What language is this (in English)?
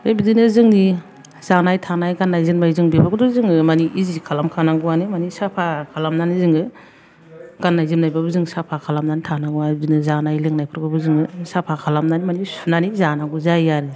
Bodo